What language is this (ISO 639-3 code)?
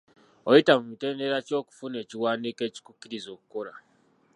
lug